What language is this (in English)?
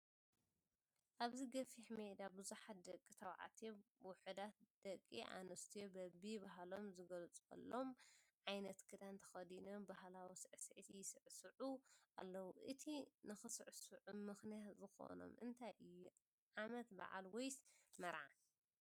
Tigrinya